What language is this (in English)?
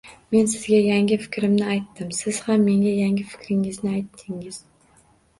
Uzbek